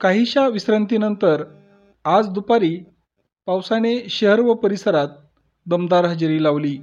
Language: Marathi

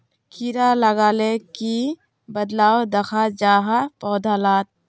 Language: Magahi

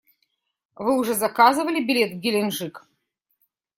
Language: Russian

